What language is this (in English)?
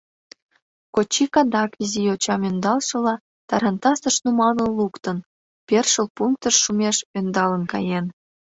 Mari